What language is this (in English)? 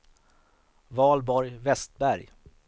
Swedish